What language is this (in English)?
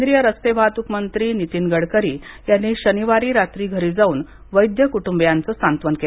Marathi